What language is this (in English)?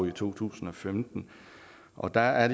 Danish